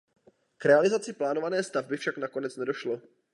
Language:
Czech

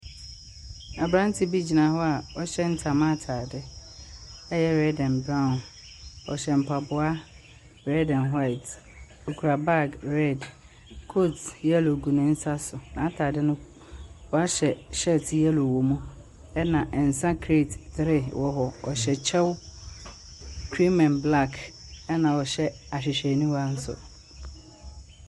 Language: Akan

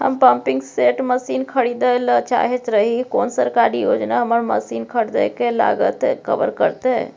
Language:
Maithili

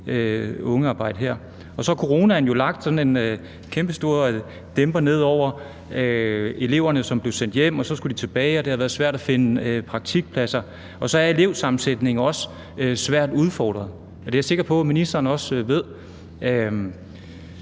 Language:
Danish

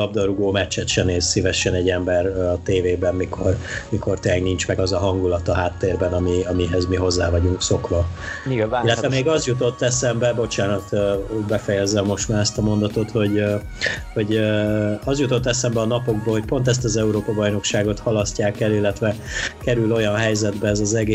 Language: Hungarian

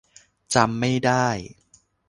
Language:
Thai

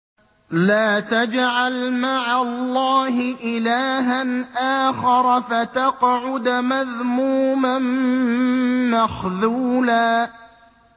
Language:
Arabic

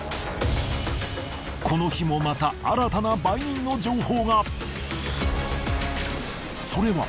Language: Japanese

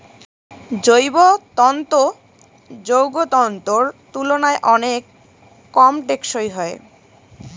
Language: Bangla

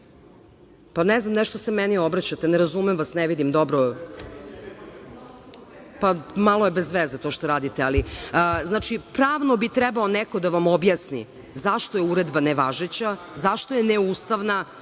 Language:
Serbian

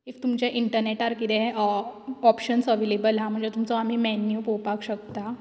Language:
Konkani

